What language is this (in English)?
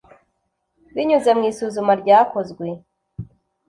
Kinyarwanda